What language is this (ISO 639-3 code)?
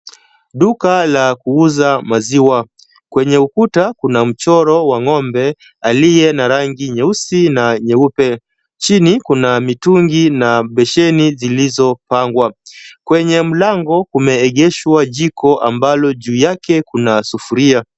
swa